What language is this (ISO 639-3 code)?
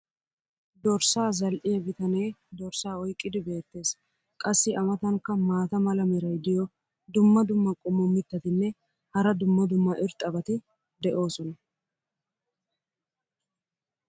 wal